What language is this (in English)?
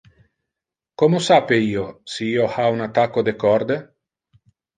Interlingua